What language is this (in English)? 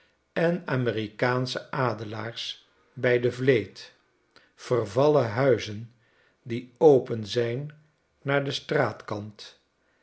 Dutch